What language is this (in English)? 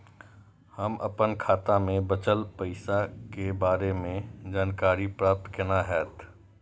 Maithili